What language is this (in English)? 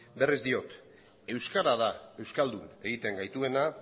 Basque